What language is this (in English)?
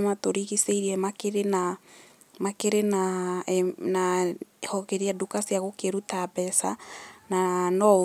Kikuyu